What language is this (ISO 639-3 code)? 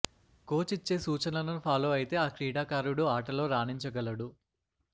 tel